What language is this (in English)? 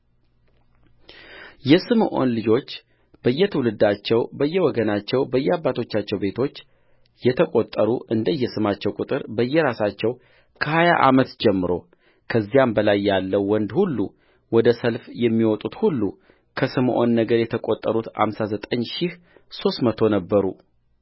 Amharic